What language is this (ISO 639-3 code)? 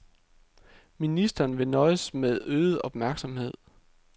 dan